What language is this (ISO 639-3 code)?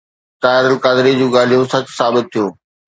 snd